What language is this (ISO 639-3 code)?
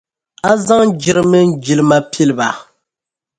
dag